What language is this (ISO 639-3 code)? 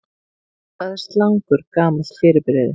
isl